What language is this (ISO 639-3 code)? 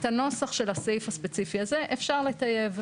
heb